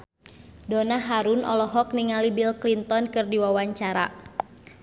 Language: Sundanese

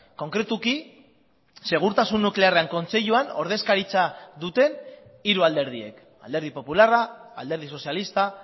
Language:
Basque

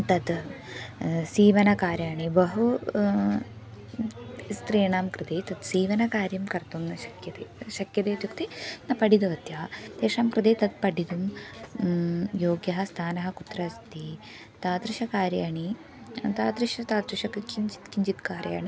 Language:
Sanskrit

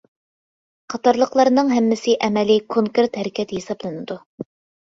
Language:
Uyghur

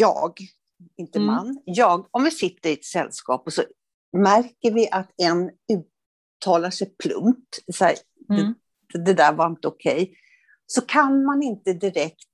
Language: Swedish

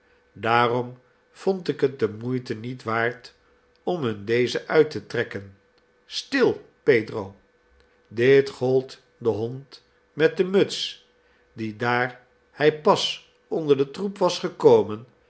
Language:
Dutch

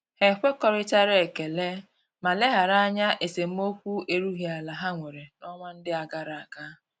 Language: Igbo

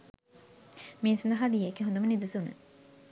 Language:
Sinhala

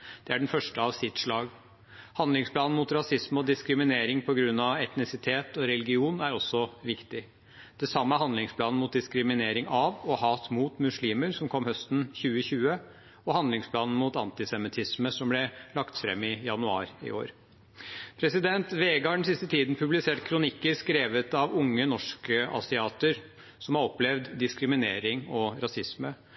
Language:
Norwegian Bokmål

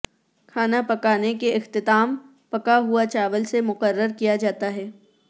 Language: Urdu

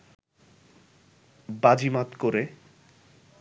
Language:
Bangla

